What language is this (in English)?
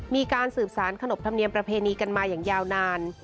Thai